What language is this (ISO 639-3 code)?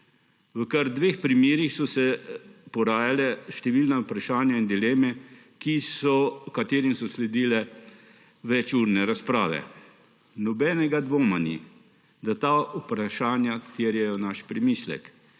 slv